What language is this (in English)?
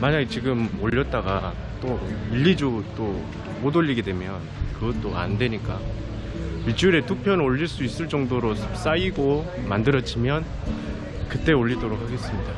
Korean